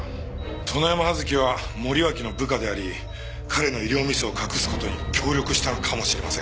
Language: Japanese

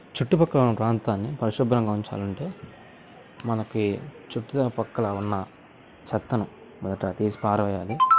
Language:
Telugu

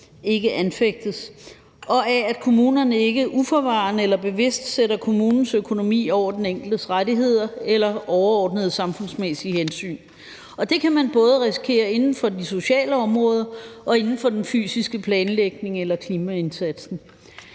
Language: Danish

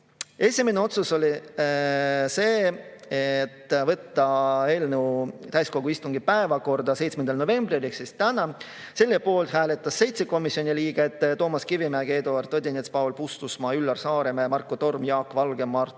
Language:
Estonian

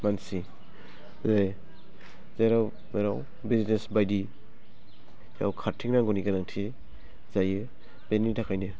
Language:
Bodo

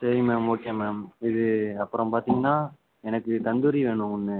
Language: Tamil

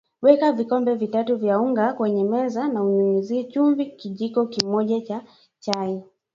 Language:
Swahili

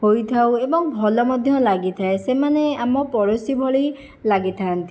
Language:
Odia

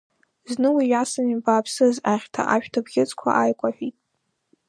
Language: Abkhazian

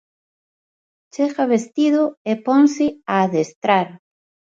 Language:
Galician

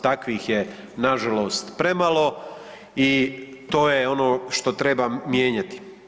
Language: Croatian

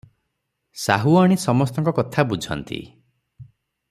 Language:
Odia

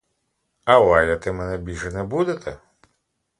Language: Ukrainian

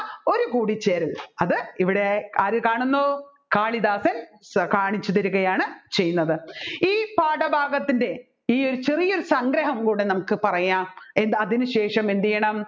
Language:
Malayalam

